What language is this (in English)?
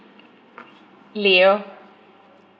English